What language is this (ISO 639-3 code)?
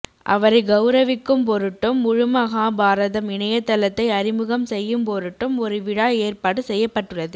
tam